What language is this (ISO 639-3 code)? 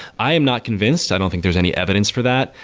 eng